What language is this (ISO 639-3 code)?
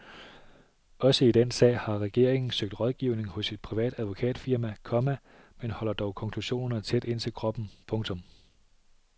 dan